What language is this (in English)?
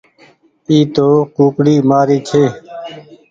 Goaria